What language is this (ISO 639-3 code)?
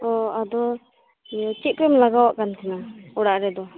sat